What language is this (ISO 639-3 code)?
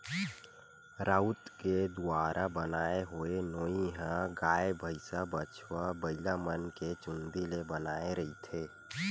hne